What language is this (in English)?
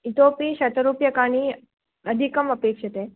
Sanskrit